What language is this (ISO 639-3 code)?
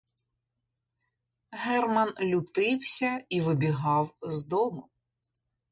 ukr